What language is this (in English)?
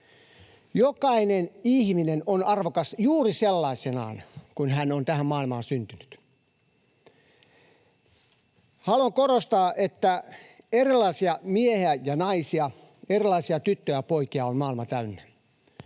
Finnish